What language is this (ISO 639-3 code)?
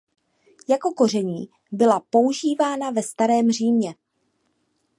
ces